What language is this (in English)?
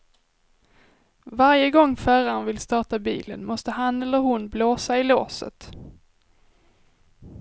Swedish